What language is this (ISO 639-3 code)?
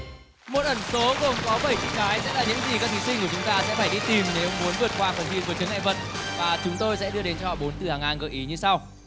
vie